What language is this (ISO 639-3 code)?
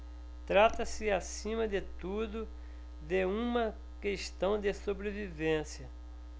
por